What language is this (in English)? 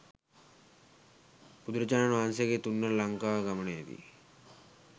Sinhala